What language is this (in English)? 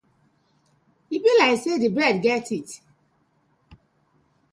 Nigerian Pidgin